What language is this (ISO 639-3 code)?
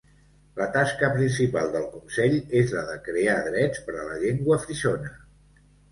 cat